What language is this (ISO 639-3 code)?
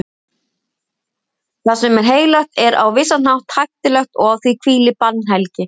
isl